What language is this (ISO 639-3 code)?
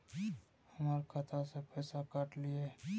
mai